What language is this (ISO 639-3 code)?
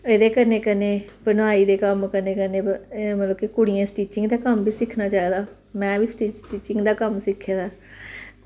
doi